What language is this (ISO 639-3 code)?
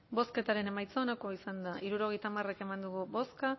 eus